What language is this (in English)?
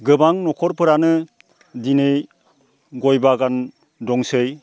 Bodo